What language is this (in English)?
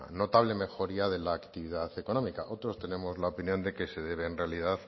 Spanish